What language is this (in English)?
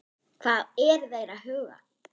Icelandic